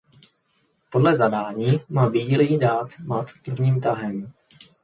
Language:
Czech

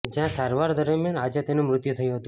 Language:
Gujarati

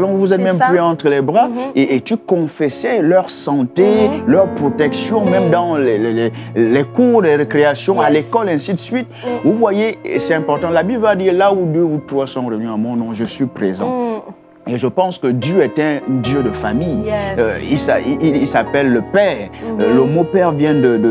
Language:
French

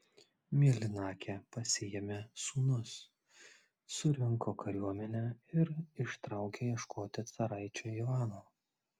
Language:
Lithuanian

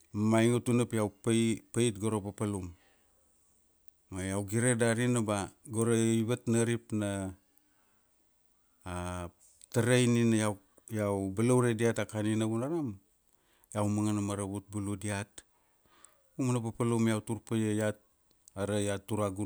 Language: Kuanua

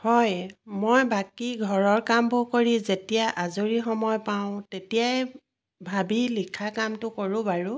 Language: Assamese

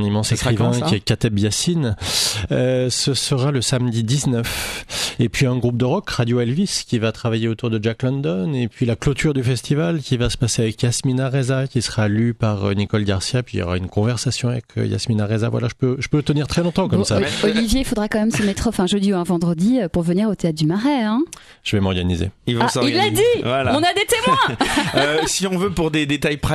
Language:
French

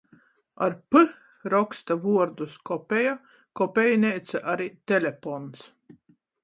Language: Latgalian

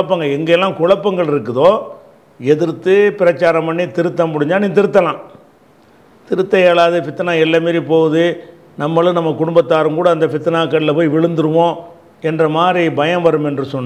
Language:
Italian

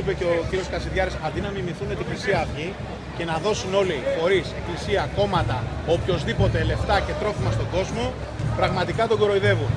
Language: Greek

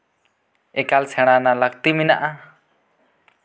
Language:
Santali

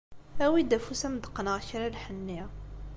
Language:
Kabyle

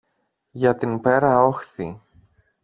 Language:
Greek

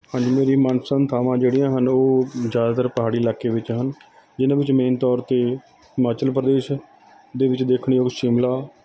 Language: Punjabi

